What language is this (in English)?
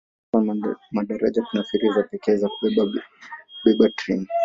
Swahili